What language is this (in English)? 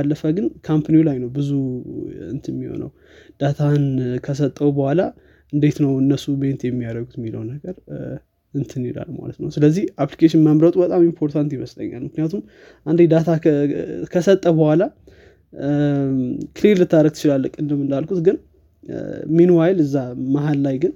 Amharic